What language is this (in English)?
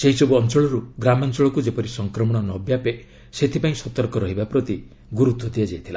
Odia